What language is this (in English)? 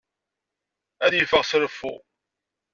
Kabyle